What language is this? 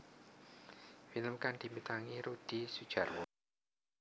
Javanese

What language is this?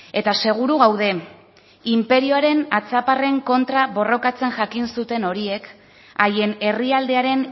Basque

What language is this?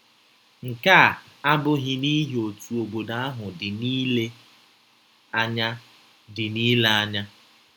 Igbo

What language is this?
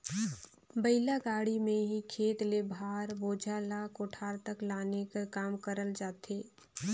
Chhattisgarhi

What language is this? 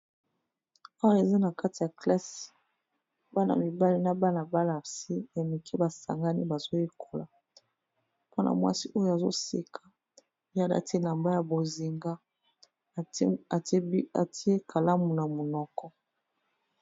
Lingala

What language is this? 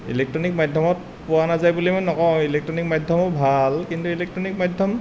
Assamese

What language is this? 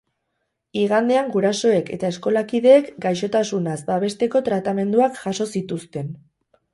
Basque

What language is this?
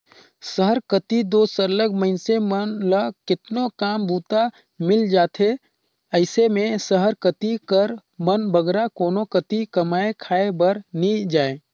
Chhattisgarhi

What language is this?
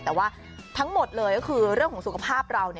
Thai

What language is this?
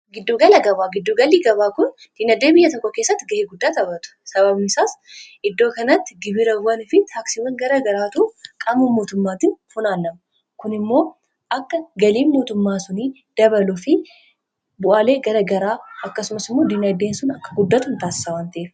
Oromo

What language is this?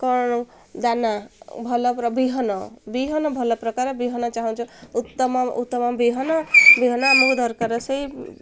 Odia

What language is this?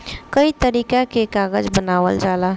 Bhojpuri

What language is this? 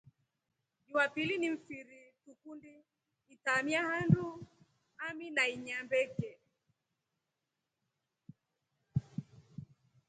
Rombo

